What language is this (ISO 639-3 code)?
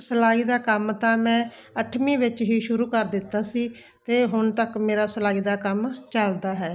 pan